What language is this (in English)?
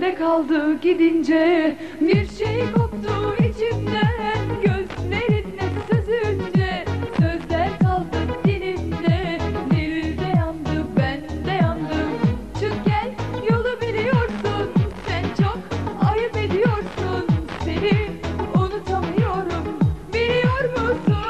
Turkish